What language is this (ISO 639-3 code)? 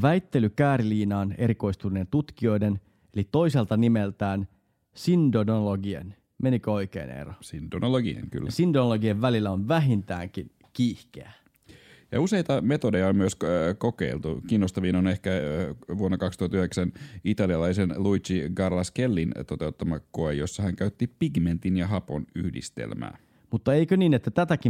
fin